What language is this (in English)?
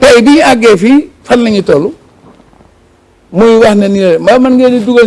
French